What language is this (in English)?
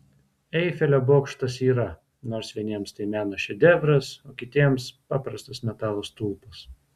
Lithuanian